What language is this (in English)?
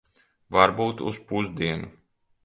Latvian